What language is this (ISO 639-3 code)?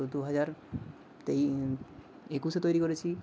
ben